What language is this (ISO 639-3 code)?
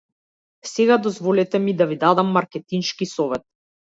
mkd